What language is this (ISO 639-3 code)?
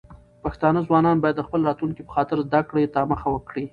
pus